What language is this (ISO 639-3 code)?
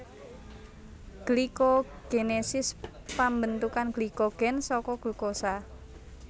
jav